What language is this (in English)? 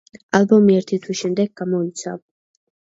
Georgian